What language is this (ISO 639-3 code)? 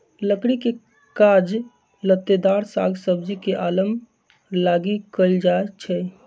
mag